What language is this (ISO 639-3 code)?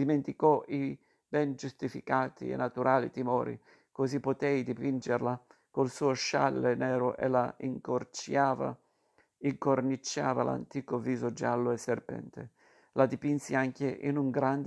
ita